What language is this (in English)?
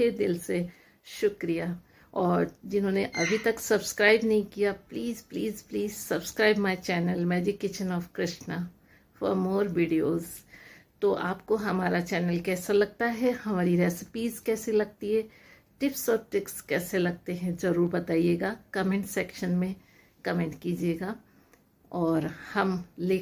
Hindi